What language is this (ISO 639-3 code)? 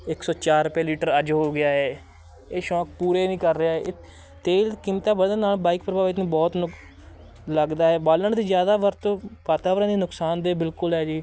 pan